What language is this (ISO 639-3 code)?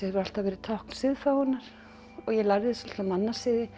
isl